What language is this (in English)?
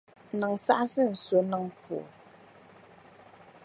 Dagbani